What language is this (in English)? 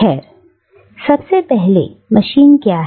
Hindi